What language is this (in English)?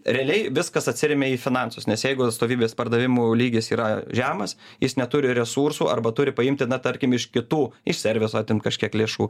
Lithuanian